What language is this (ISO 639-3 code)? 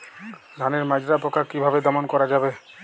ben